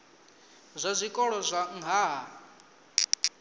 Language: Venda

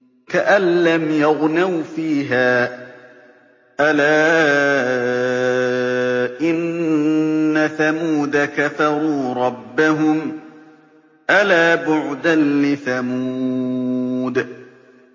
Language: Arabic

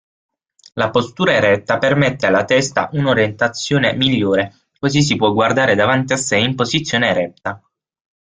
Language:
Italian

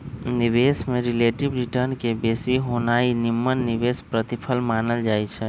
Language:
Magahi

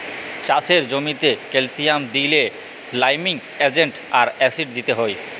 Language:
Bangla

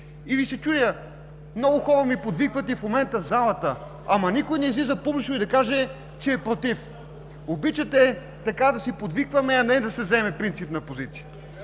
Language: Bulgarian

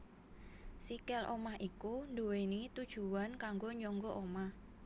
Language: Javanese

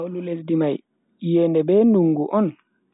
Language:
Bagirmi Fulfulde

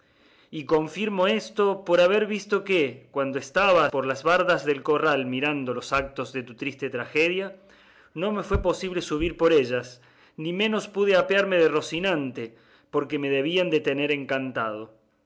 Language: Spanish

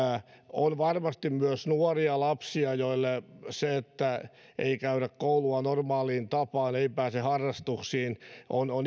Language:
Finnish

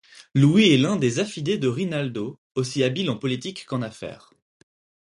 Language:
French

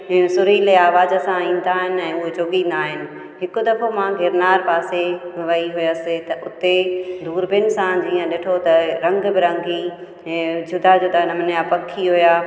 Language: Sindhi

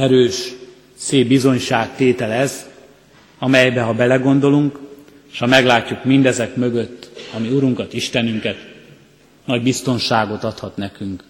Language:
Hungarian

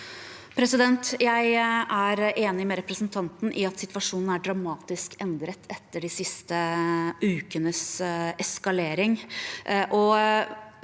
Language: Norwegian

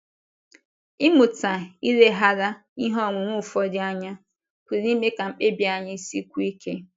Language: Igbo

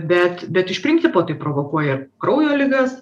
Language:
Lithuanian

